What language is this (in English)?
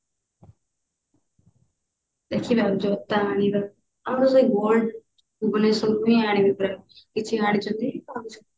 Odia